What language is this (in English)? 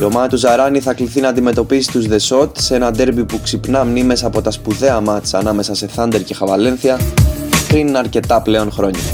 Greek